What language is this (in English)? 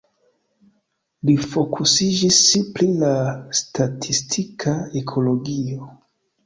Esperanto